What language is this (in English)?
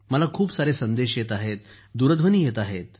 Marathi